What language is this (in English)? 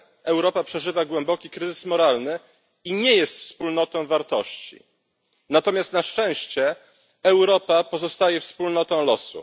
Polish